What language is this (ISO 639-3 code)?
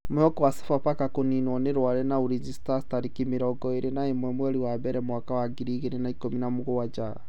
kik